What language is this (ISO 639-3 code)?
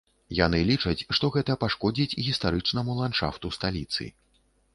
bel